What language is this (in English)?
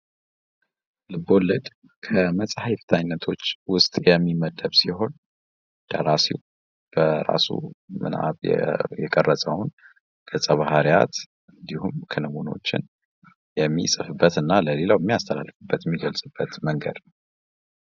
Amharic